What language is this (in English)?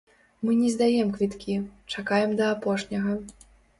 Belarusian